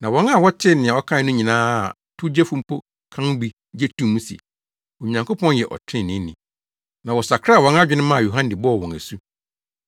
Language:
Akan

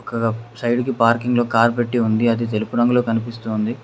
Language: Telugu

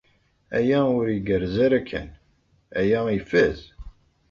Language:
Kabyle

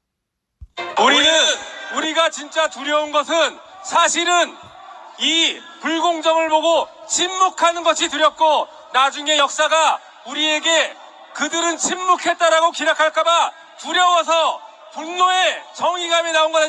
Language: Korean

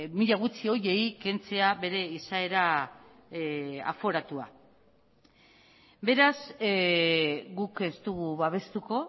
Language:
Basque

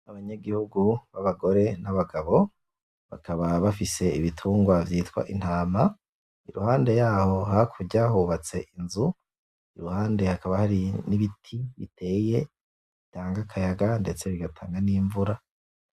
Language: Rundi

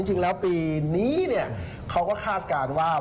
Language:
Thai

